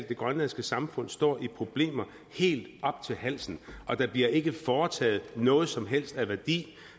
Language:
Danish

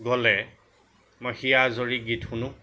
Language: Assamese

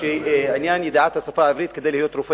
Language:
Hebrew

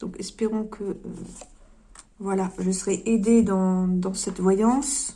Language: French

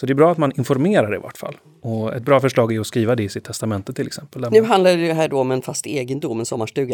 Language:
Swedish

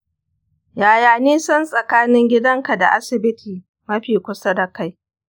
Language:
Hausa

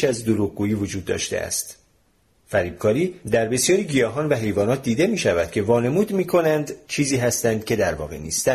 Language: Persian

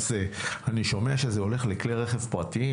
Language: Hebrew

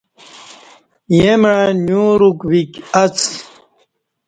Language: Kati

